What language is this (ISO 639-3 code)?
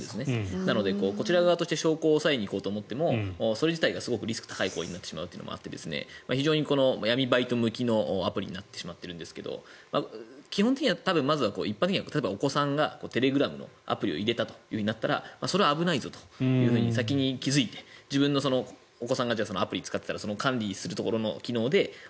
jpn